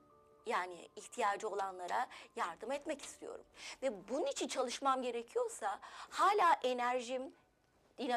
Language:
Turkish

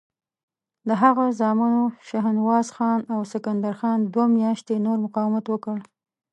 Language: Pashto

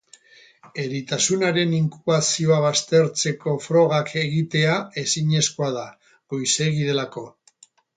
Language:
Basque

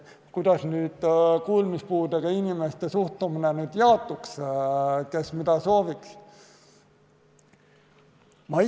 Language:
Estonian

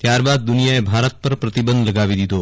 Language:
Gujarati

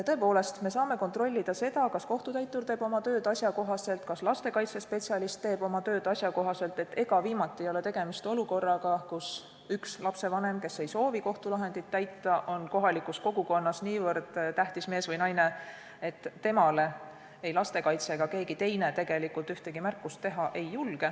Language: Estonian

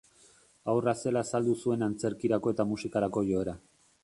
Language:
Basque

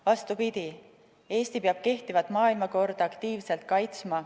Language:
Estonian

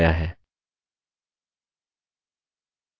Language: Hindi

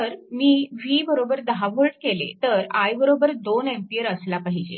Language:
Marathi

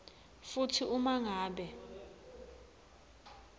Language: Swati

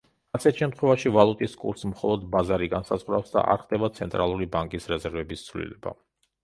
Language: Georgian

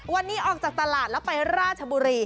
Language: Thai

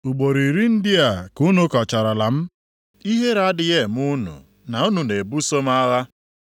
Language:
Igbo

